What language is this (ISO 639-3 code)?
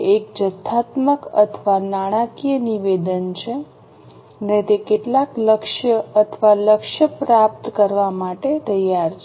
guj